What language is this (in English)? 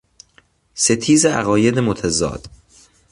Persian